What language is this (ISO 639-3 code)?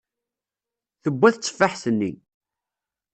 kab